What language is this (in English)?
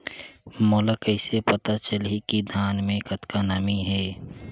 Chhattisgarhi